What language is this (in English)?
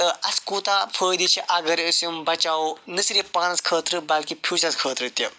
Kashmiri